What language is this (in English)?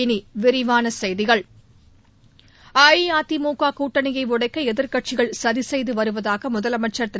Tamil